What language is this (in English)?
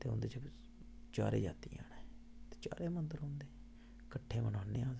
Dogri